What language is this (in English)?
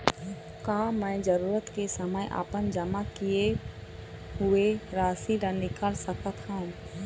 Chhattisgarhi